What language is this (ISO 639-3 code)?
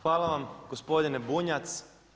hrv